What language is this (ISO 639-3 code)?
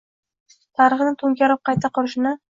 uzb